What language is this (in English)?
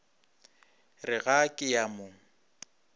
Northern Sotho